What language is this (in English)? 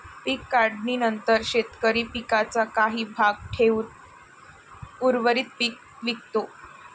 Marathi